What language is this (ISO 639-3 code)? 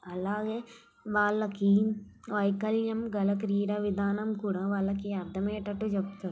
tel